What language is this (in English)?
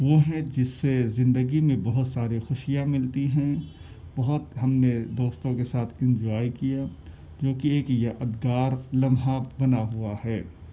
Urdu